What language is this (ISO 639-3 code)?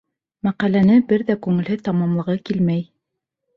bak